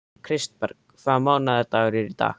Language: Icelandic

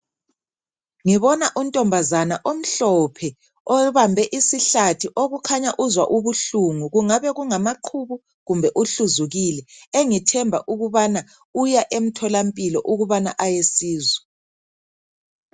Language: North Ndebele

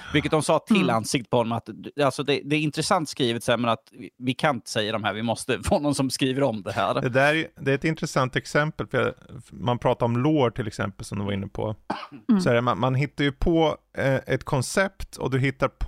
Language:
Swedish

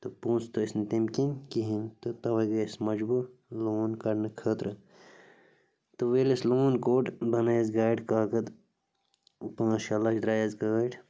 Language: Kashmiri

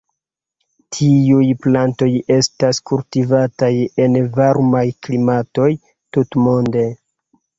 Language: Esperanto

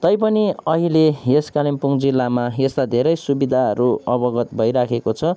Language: Nepali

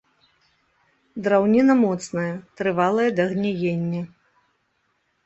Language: Belarusian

